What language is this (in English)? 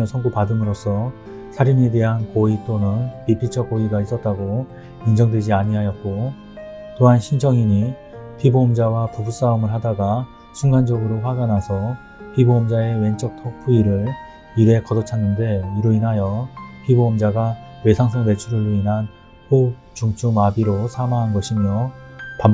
Korean